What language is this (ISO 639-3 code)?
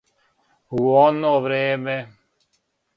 srp